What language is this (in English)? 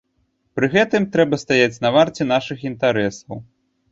Belarusian